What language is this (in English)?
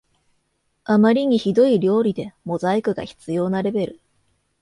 Japanese